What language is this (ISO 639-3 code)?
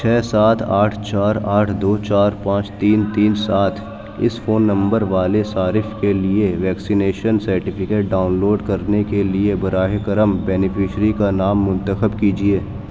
urd